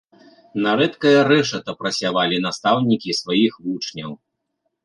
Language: Belarusian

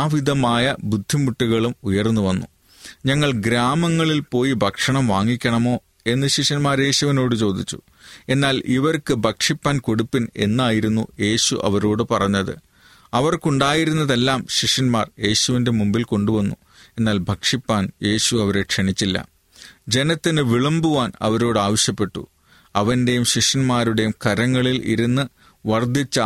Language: Malayalam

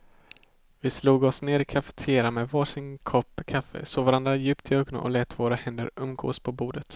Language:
Swedish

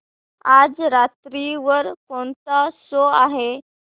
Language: Marathi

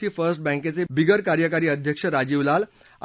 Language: Marathi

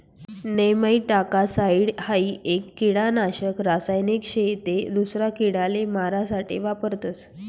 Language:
Marathi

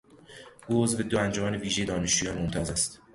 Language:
Persian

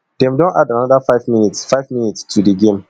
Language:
Nigerian Pidgin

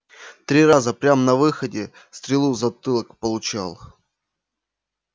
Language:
Russian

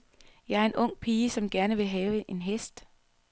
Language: Danish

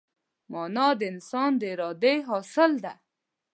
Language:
Pashto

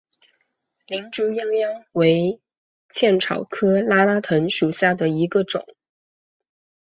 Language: Chinese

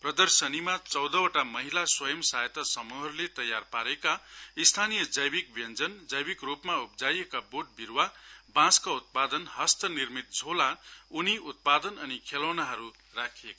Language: Nepali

